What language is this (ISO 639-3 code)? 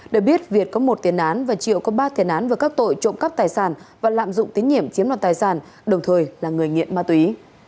vie